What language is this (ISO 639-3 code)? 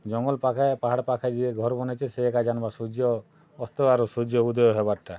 ori